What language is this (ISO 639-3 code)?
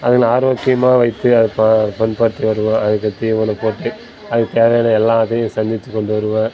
tam